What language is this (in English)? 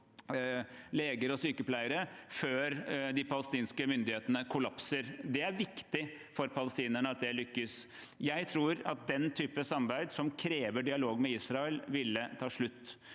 Norwegian